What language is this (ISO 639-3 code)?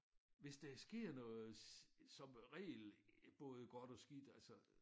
dan